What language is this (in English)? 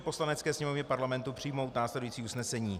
Czech